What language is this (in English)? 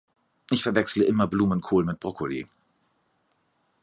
German